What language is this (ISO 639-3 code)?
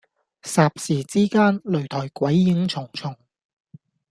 yue